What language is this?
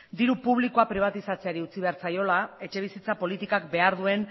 Basque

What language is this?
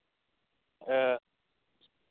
Santali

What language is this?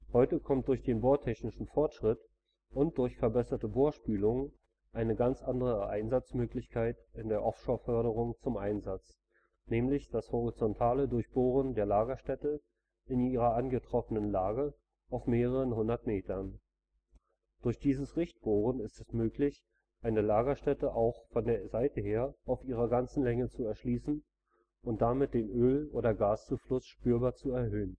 German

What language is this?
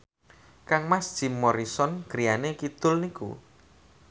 Javanese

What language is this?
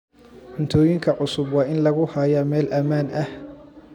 Somali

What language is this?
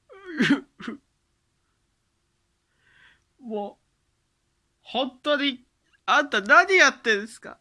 Japanese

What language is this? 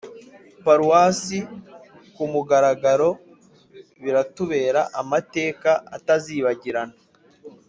Kinyarwanda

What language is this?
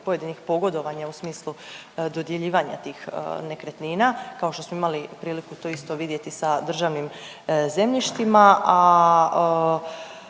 Croatian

